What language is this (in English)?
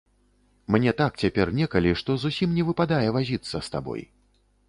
Belarusian